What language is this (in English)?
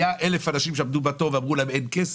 Hebrew